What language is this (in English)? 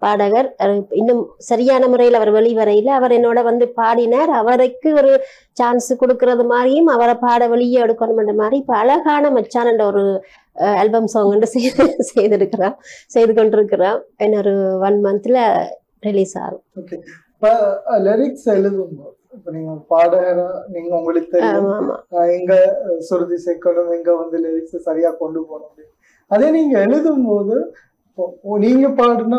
Tamil